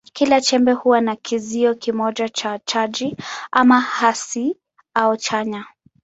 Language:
Swahili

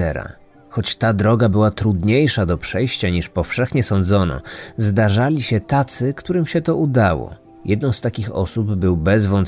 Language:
Polish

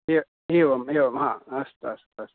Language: Sanskrit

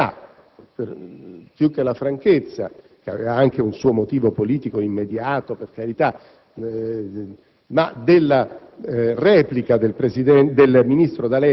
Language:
Italian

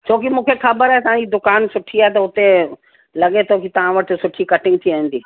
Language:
Sindhi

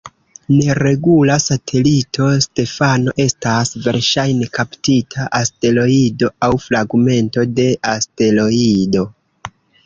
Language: Esperanto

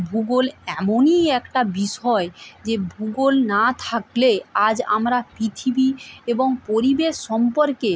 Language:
Bangla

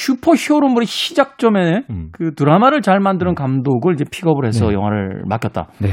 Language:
Korean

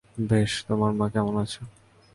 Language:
Bangla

